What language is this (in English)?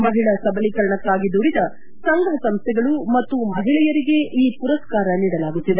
Kannada